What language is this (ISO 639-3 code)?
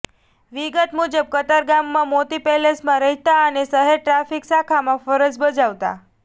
guj